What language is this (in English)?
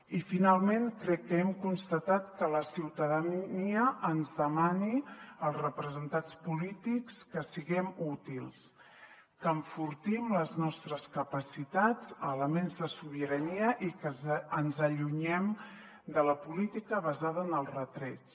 Catalan